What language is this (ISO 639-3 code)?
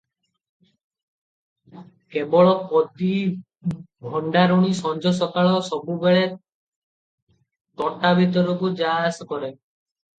ori